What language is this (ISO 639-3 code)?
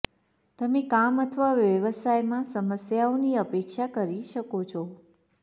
guj